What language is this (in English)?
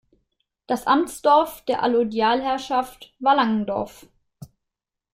German